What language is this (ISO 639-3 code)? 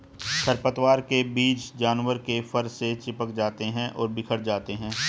hin